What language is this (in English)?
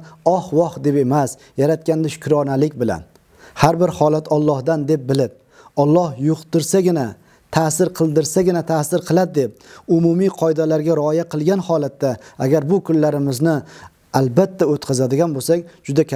Turkish